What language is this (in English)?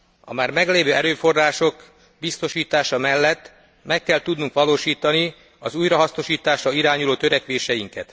Hungarian